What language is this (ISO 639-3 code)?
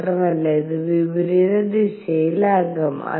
mal